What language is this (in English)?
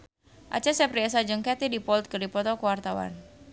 Sundanese